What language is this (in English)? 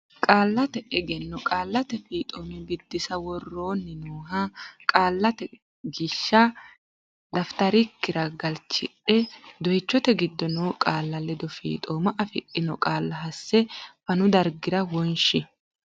Sidamo